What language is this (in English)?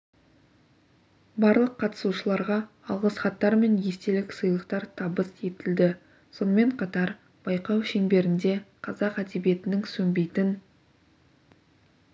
Kazakh